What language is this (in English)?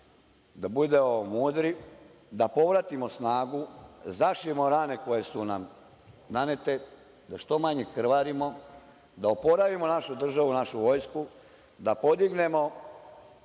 Serbian